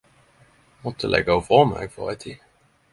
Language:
Norwegian Nynorsk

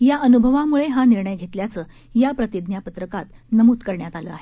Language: Marathi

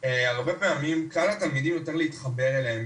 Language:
Hebrew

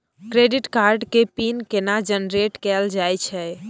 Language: Maithili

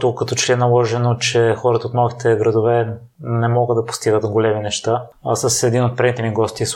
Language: Bulgarian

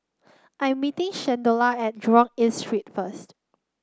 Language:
English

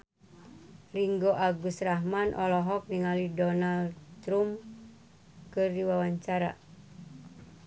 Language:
Sundanese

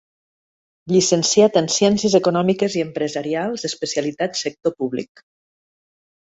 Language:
Catalan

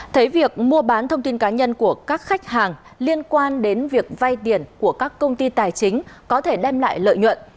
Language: Vietnamese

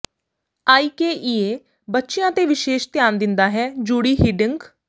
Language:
Punjabi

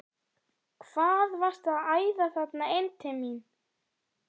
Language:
Icelandic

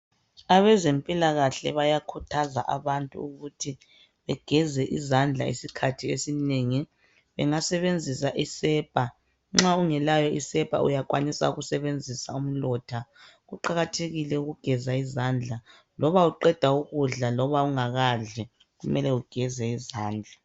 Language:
North Ndebele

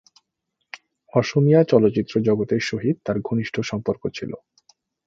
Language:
Bangla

